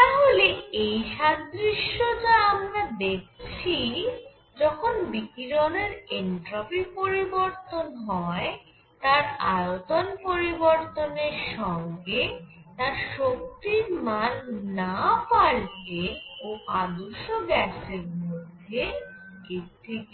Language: Bangla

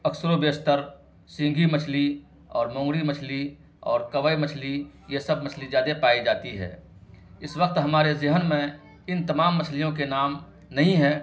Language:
Urdu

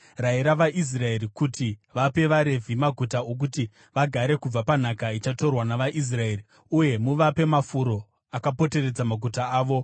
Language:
Shona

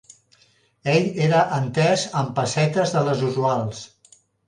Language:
Catalan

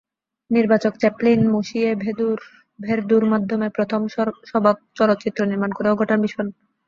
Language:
Bangla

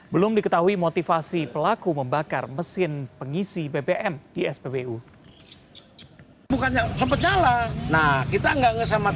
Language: Indonesian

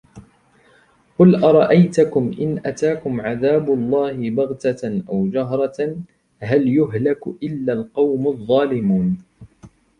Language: Arabic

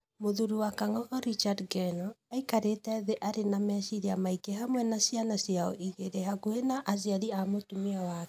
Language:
Kikuyu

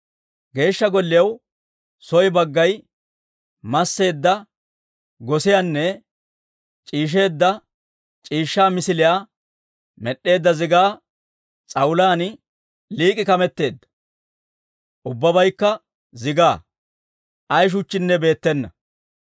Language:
Dawro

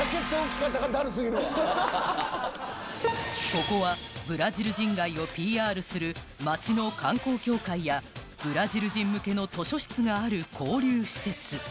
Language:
Japanese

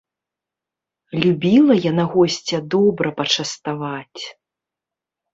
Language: Belarusian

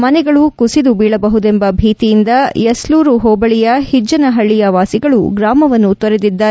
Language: Kannada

